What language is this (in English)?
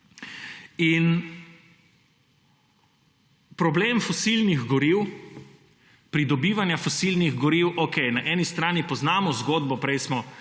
Slovenian